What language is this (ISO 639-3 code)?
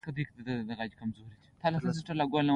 pus